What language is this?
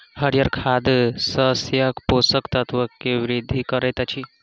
Maithili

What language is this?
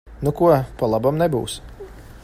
Latvian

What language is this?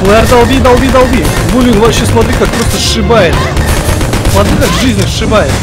Russian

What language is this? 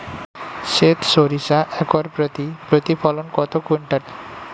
Bangla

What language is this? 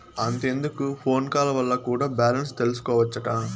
Telugu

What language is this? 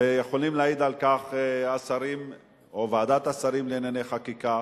Hebrew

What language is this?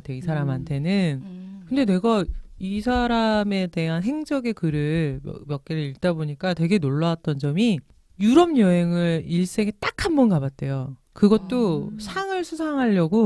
Korean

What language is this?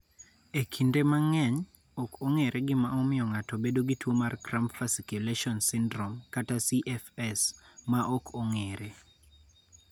Luo (Kenya and Tanzania)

